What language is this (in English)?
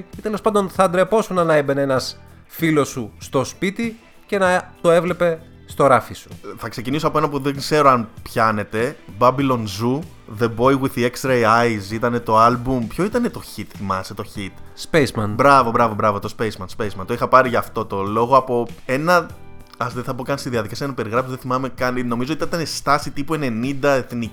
Greek